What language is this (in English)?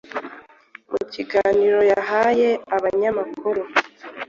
Kinyarwanda